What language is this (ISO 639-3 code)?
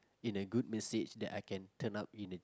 eng